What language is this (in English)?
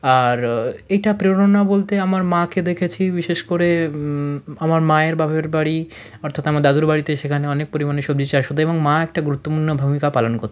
Bangla